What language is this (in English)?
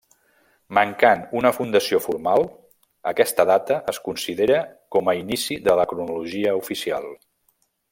Catalan